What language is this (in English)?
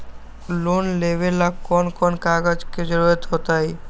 Magahi